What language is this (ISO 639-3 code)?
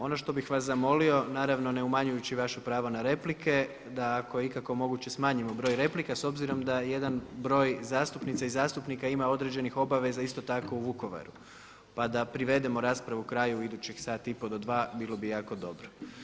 hrv